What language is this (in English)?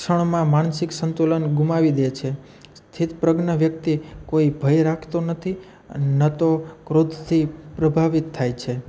Gujarati